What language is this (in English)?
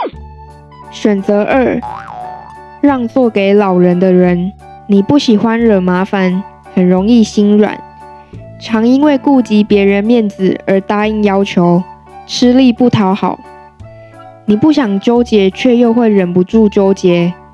Chinese